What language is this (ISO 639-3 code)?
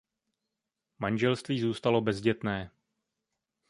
ces